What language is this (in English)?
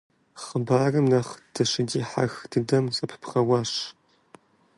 Kabardian